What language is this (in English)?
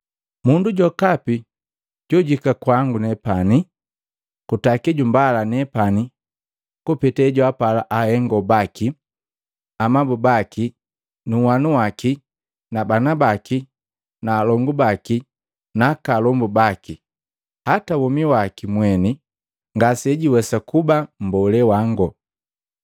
Matengo